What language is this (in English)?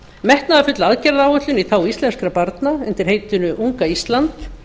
Icelandic